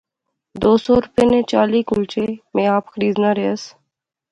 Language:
Pahari-Potwari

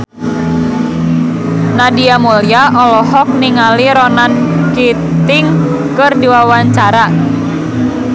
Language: Sundanese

